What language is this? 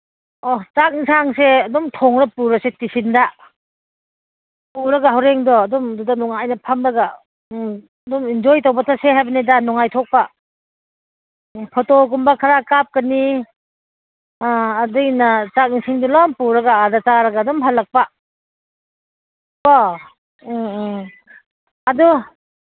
Manipuri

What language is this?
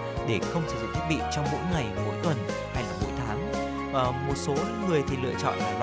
Vietnamese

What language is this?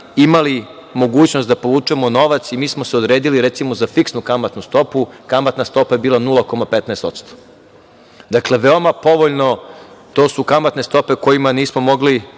Serbian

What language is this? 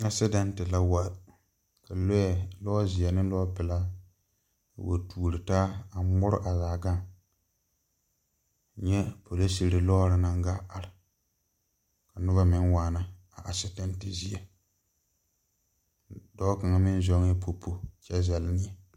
Southern Dagaare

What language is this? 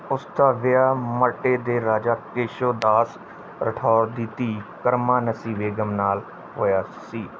Punjabi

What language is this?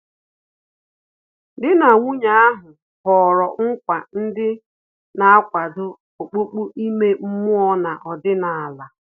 Igbo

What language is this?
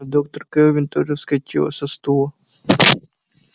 Russian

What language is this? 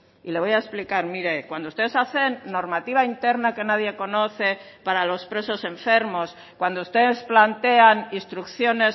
Spanish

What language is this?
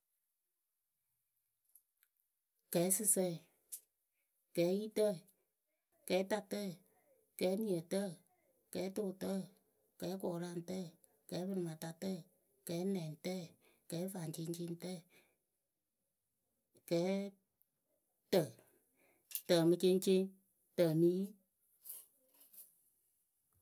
Akebu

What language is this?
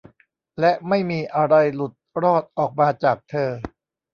Thai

